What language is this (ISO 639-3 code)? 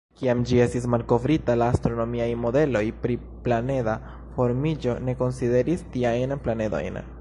epo